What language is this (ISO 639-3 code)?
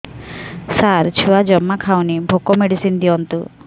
ori